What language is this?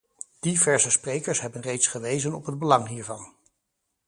Dutch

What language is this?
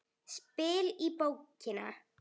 Icelandic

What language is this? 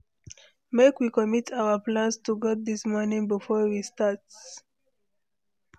Nigerian Pidgin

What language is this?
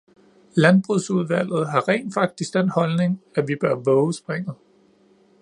Danish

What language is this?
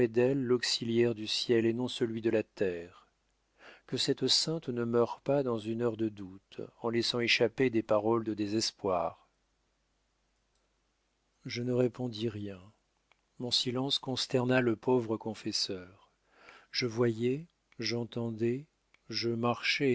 French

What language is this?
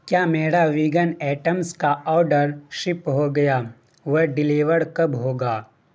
Urdu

